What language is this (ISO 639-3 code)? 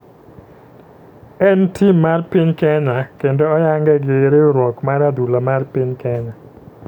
luo